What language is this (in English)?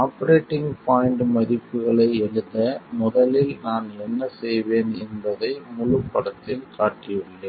Tamil